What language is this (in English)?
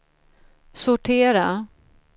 Swedish